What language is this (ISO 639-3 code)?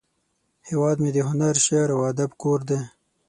pus